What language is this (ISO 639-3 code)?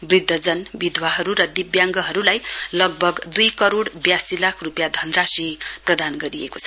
nep